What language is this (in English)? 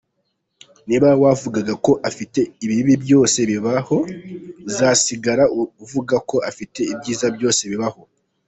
Kinyarwanda